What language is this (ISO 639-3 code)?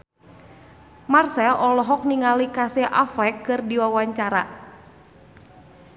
sun